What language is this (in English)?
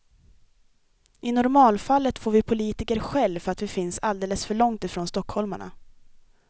Swedish